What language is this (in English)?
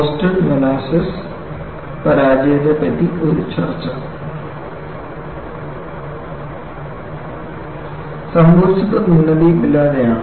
Malayalam